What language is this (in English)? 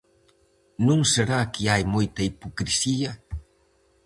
Galician